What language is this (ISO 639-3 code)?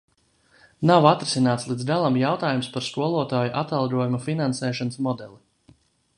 lav